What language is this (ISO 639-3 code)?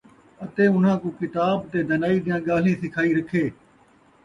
skr